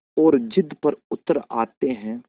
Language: Hindi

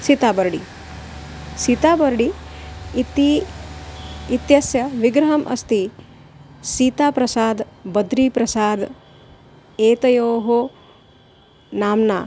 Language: Sanskrit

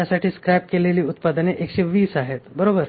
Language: Marathi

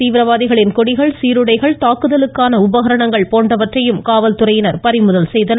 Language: Tamil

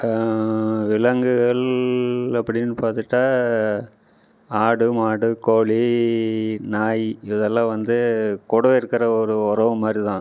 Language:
Tamil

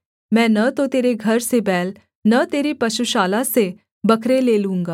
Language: Hindi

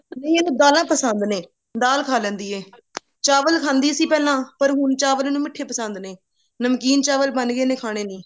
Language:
Punjabi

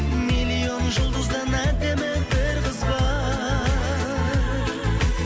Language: Kazakh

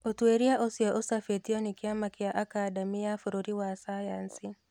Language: Kikuyu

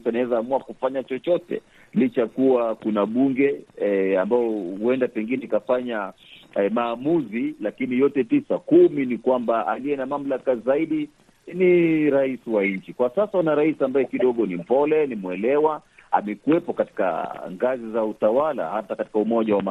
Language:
Swahili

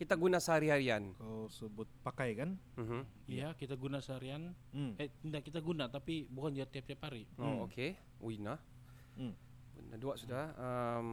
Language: Malay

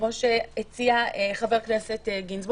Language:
Hebrew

